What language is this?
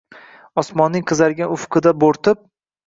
Uzbek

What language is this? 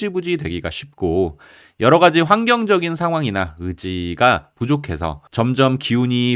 Korean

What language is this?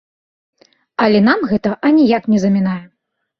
Belarusian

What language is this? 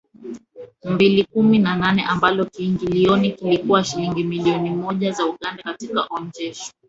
Swahili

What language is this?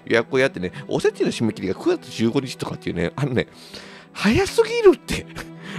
Japanese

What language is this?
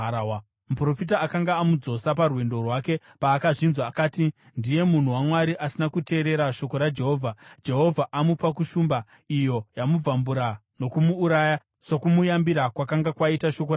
Shona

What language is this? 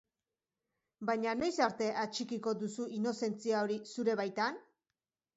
Basque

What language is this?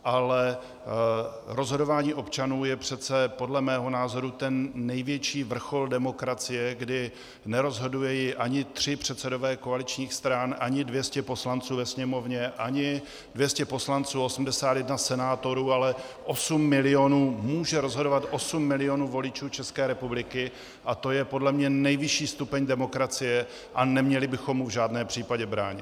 Czech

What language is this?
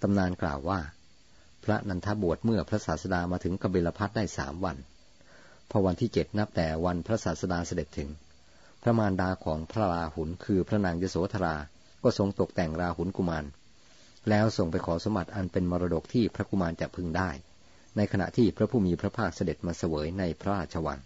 Thai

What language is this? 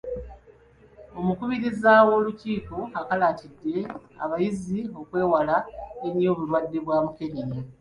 Ganda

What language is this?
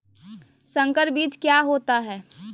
Magahi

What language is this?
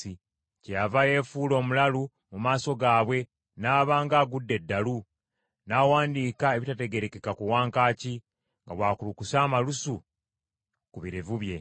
Ganda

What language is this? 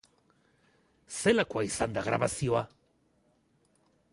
Basque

